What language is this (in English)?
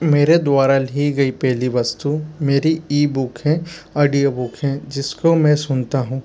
Hindi